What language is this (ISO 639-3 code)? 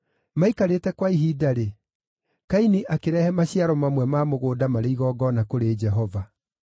kik